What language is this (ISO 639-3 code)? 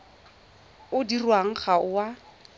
tsn